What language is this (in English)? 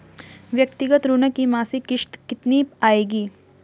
Hindi